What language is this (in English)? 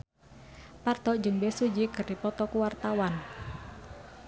Sundanese